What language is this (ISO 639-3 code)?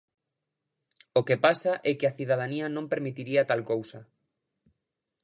glg